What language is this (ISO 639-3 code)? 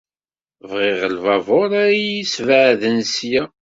kab